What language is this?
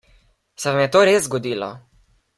Slovenian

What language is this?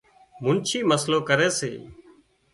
Wadiyara Koli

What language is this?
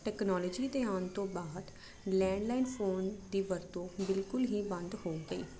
Punjabi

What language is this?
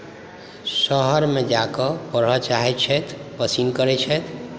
Maithili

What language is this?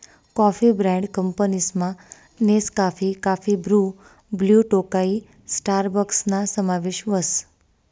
Marathi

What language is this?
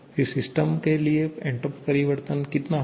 Hindi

